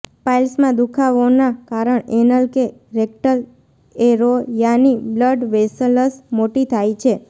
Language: Gujarati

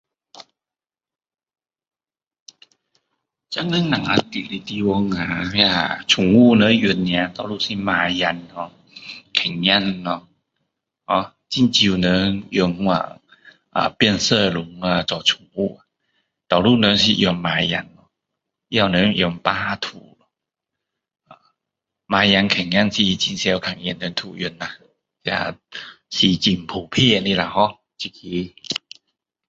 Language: Min Dong Chinese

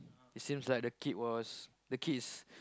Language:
English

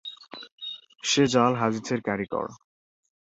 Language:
Bangla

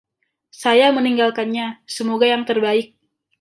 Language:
Indonesian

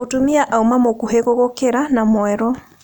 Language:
Kikuyu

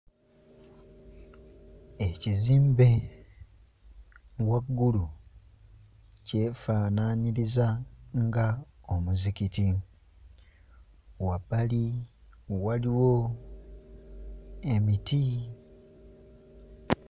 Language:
Ganda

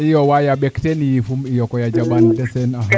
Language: Serer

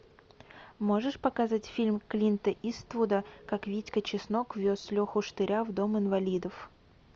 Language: Russian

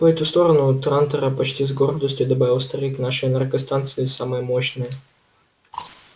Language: Russian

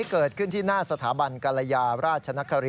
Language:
Thai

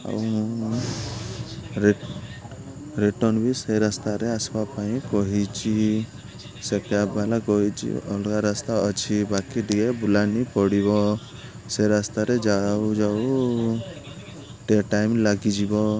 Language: Odia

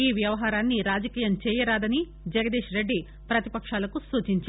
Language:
Telugu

